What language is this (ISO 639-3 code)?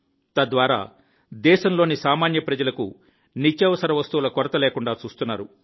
tel